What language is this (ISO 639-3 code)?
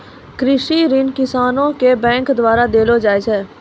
mai